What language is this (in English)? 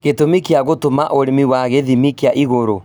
Kikuyu